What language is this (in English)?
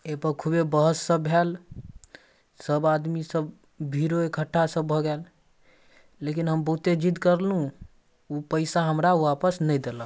Maithili